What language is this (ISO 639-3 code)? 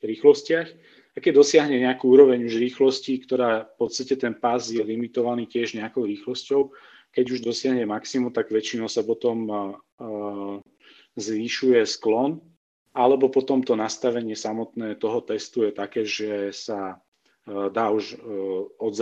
slk